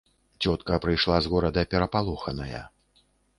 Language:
Belarusian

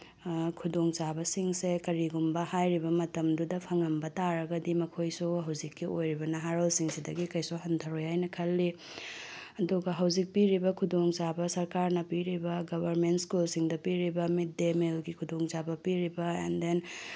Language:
Manipuri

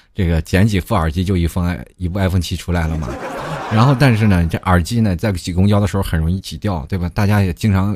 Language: Chinese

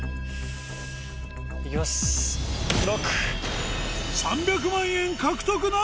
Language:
Japanese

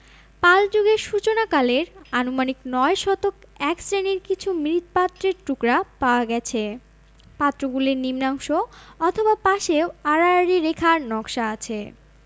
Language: Bangla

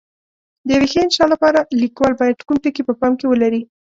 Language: Pashto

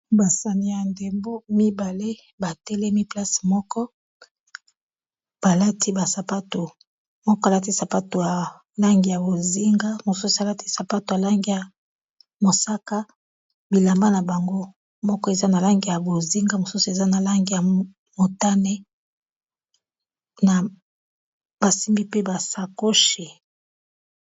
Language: Lingala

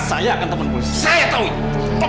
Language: Indonesian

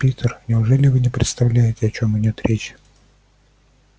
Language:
Russian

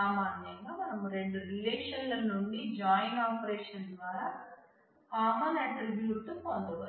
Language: Telugu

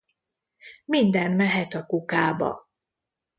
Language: Hungarian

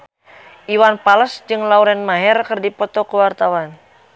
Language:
Sundanese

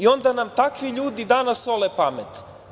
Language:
Serbian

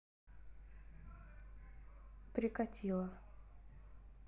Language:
Russian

